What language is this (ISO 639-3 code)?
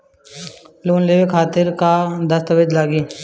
bho